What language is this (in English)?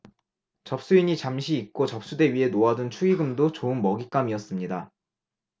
Korean